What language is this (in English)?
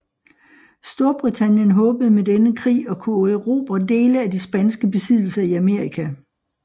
Danish